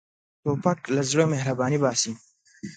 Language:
Pashto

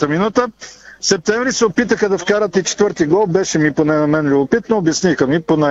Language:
Bulgarian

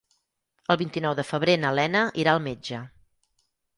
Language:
Catalan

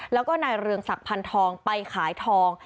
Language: Thai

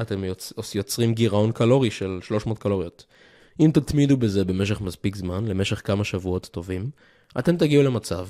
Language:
Hebrew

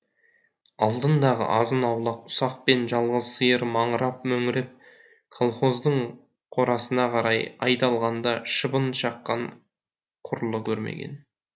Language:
Kazakh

